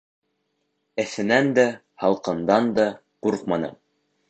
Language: Bashkir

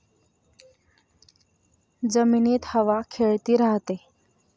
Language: Marathi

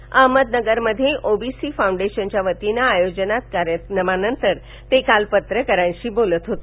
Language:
Marathi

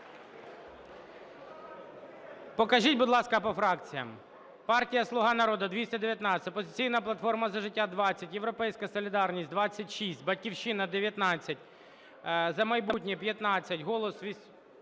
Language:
Ukrainian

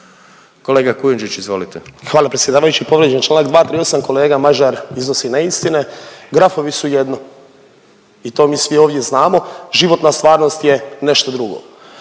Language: Croatian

